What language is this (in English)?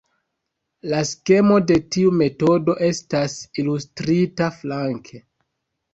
Esperanto